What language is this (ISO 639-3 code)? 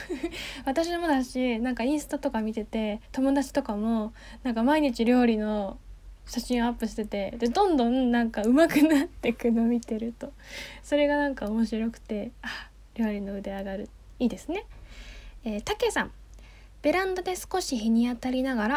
jpn